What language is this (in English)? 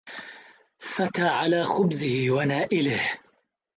Arabic